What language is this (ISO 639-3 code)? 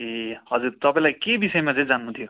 nep